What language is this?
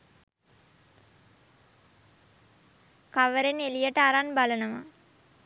Sinhala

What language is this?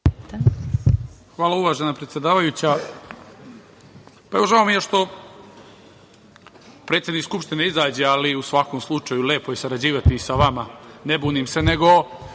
Serbian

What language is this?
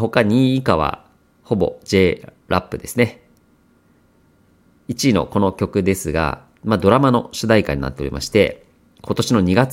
Japanese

